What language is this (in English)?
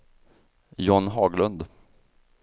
Swedish